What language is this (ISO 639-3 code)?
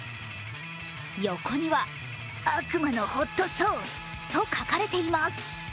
jpn